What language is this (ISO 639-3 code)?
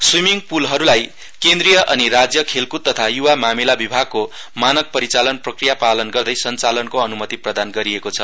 nep